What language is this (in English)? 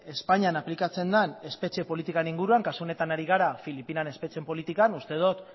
Basque